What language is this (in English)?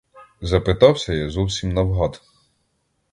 Ukrainian